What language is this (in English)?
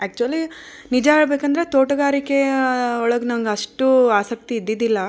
Kannada